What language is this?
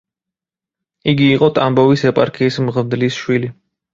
Georgian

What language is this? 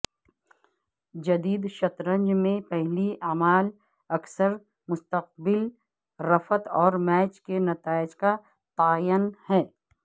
Urdu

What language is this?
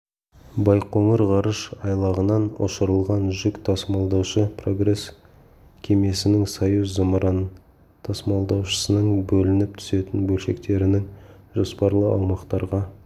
Kazakh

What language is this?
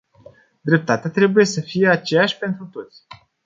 Romanian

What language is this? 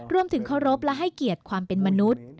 Thai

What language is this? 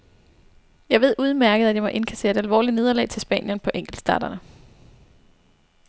Danish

